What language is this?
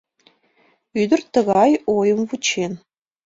Mari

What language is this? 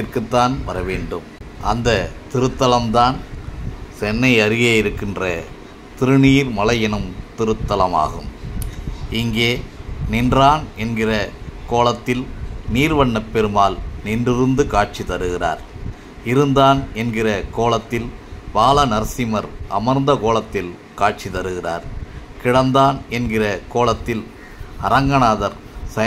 Tamil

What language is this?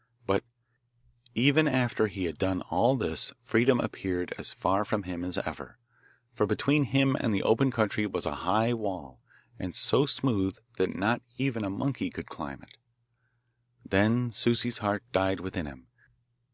English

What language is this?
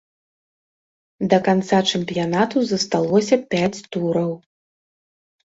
Belarusian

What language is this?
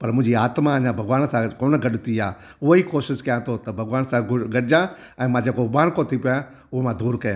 Sindhi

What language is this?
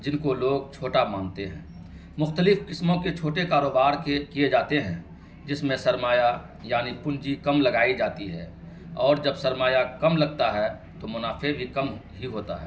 Urdu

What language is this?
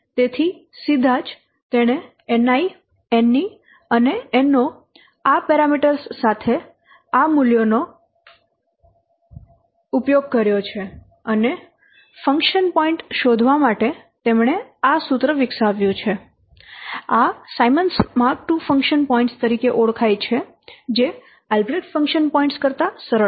Gujarati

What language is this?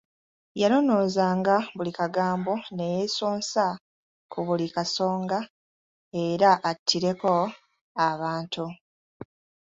Ganda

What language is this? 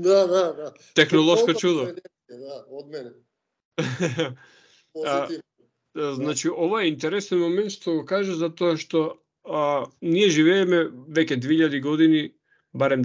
Macedonian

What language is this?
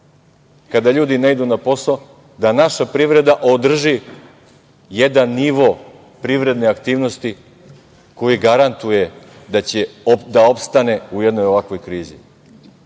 Serbian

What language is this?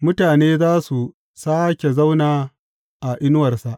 Hausa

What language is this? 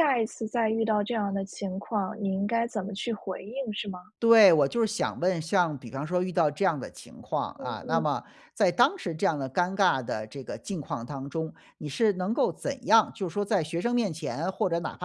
Chinese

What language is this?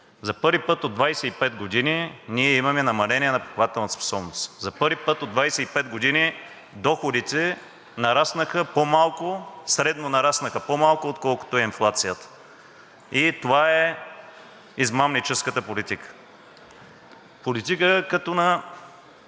Bulgarian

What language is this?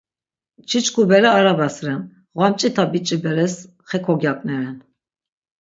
Laz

